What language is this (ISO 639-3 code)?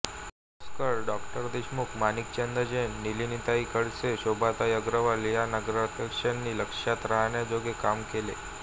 mar